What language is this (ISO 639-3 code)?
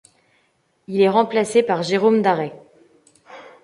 fra